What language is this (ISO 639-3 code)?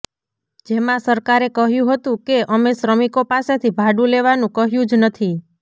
guj